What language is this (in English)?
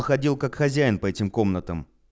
Russian